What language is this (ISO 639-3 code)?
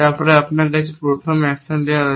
ben